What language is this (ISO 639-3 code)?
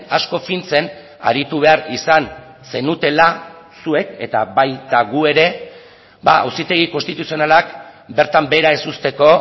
eus